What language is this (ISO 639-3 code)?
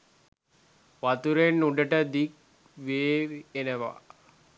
sin